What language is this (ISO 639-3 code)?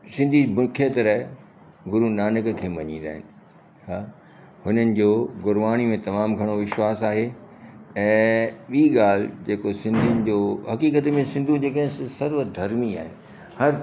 snd